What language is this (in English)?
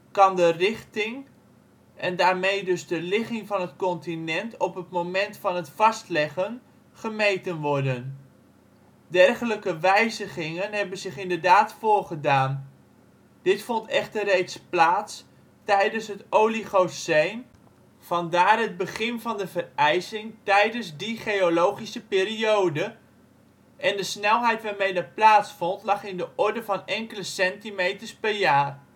Dutch